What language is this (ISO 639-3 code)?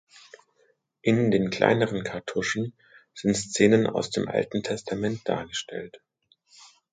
deu